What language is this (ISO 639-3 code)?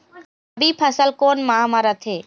hne